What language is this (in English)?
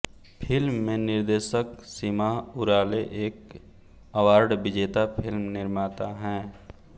Hindi